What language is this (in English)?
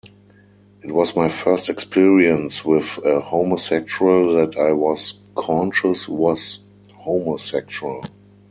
English